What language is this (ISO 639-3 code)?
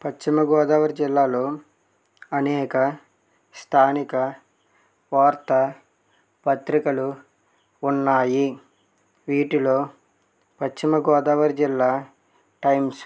tel